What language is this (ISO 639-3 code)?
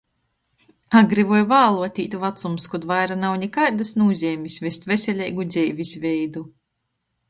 ltg